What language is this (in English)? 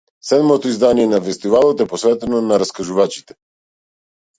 Macedonian